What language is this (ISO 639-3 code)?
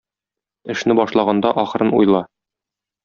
tat